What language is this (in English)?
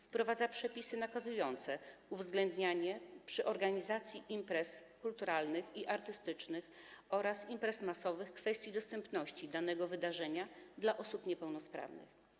Polish